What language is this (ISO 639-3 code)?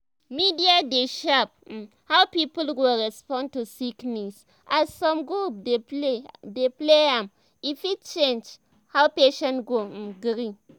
pcm